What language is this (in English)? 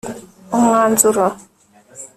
Kinyarwanda